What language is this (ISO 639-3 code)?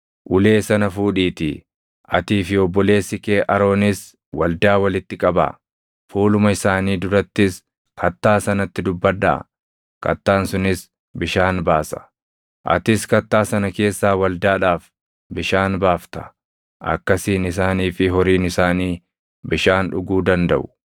orm